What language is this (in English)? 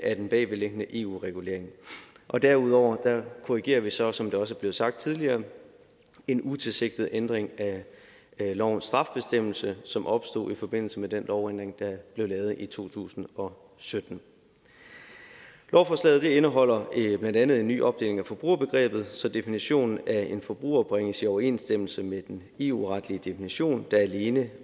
Danish